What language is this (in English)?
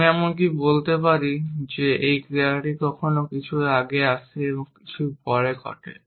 Bangla